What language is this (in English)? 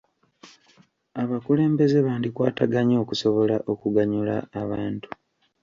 Ganda